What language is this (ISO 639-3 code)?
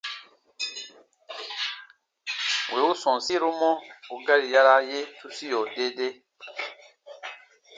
bba